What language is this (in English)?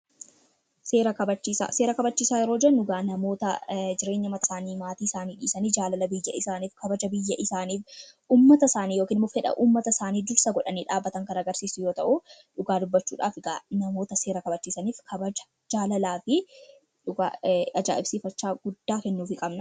Oromo